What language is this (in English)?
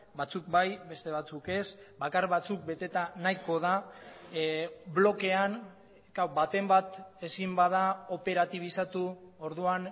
Basque